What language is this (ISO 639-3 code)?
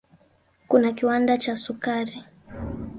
swa